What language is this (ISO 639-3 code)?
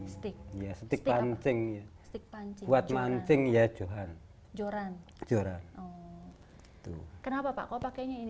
ind